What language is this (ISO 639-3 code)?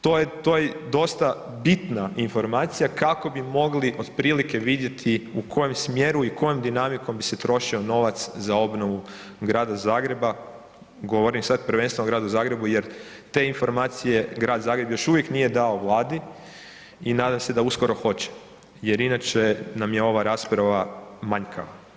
hrv